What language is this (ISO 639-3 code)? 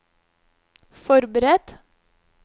nor